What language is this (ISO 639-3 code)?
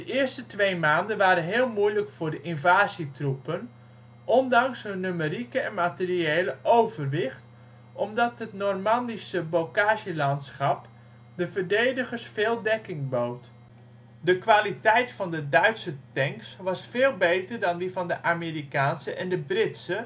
nld